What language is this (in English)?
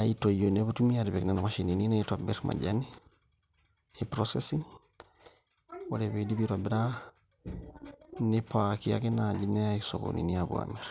Masai